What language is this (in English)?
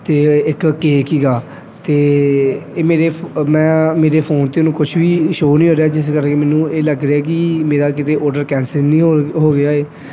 Punjabi